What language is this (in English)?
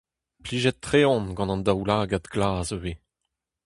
Breton